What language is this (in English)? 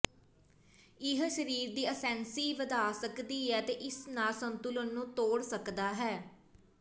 Punjabi